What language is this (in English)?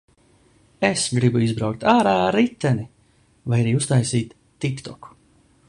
Latvian